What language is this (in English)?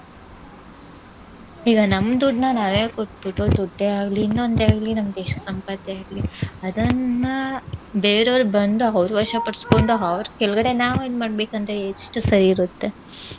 Kannada